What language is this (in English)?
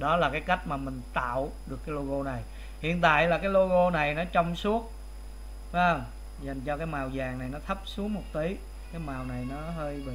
Vietnamese